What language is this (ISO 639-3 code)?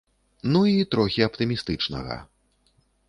bel